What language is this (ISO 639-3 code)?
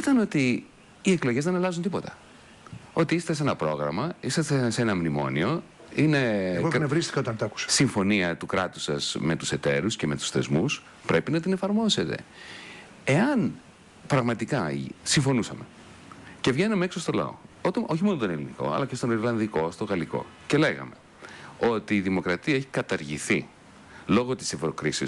ell